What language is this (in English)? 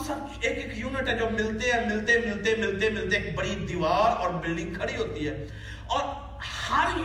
Urdu